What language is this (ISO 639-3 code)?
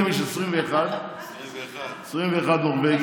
heb